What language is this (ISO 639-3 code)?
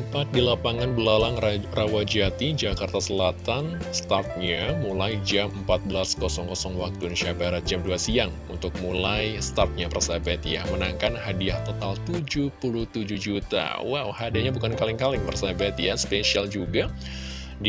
ind